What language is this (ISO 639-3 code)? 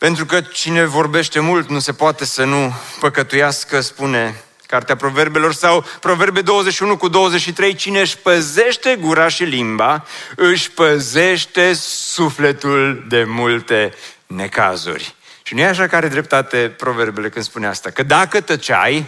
ron